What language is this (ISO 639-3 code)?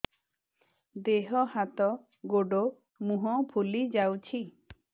ori